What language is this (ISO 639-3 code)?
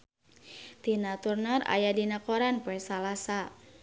sun